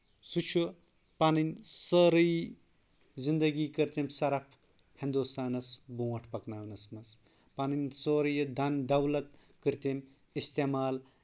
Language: Kashmiri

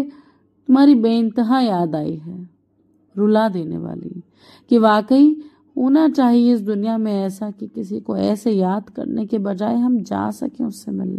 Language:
Hindi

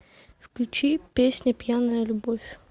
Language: Russian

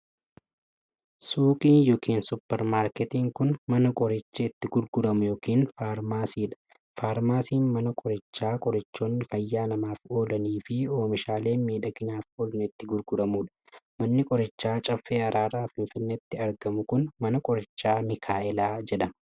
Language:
Oromo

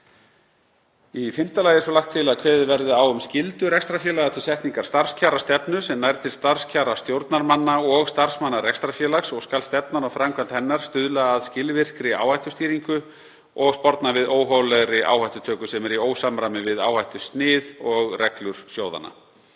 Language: Icelandic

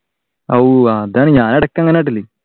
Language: Malayalam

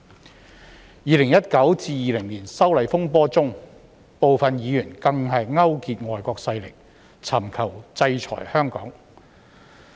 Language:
Cantonese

